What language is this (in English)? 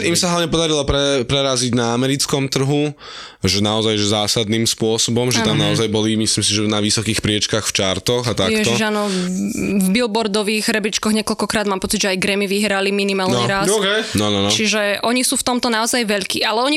Slovak